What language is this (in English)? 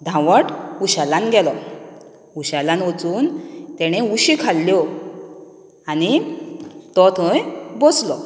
Konkani